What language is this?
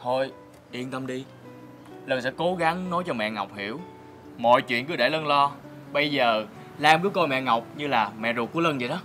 Vietnamese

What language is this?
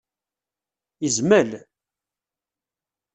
Kabyle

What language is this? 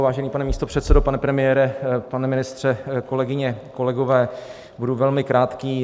Czech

